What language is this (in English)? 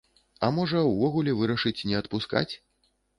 Belarusian